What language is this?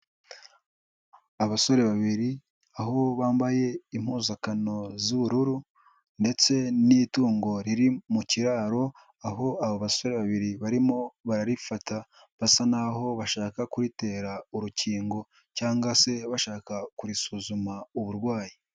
Kinyarwanda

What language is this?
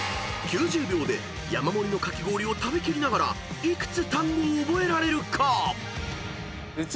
Japanese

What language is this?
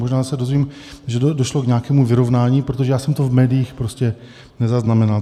Czech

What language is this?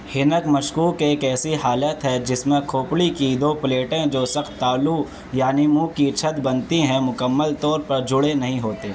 Urdu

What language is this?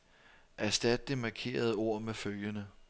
Danish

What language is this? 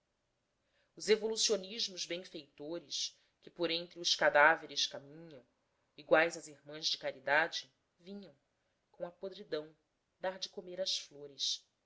Portuguese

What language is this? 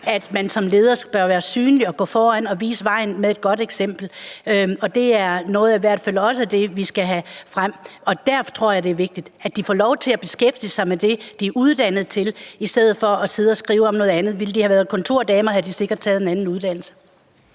Danish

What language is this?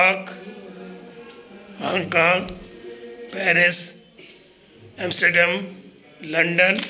Sindhi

